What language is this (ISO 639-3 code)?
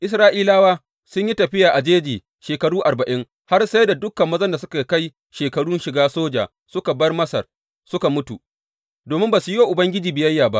hau